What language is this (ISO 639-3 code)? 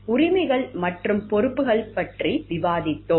tam